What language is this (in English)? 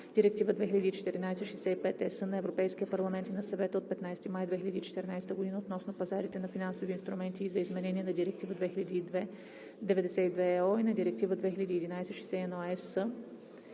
Bulgarian